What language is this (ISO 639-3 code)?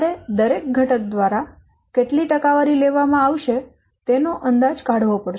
guj